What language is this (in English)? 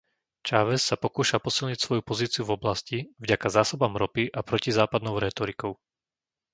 Slovak